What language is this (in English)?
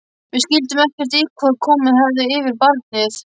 Icelandic